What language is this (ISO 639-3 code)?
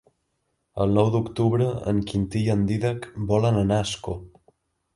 cat